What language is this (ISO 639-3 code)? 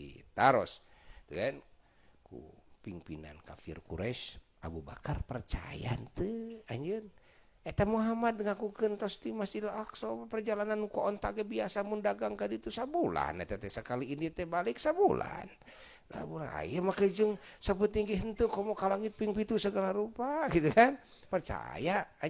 ind